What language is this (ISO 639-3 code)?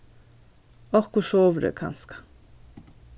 fao